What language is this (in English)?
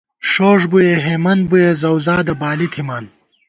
Gawar-Bati